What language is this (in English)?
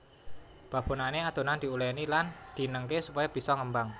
Javanese